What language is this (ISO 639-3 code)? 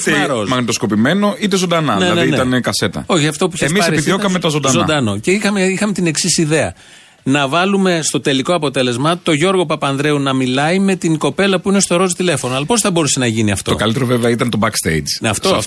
ell